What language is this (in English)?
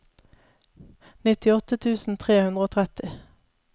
Norwegian